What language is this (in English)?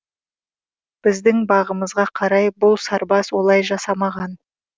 Kazakh